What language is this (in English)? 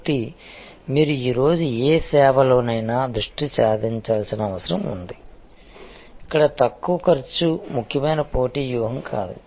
Telugu